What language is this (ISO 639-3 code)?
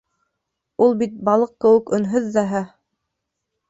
bak